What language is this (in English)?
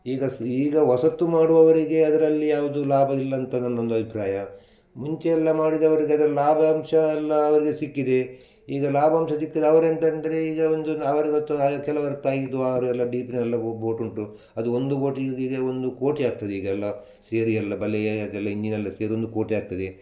Kannada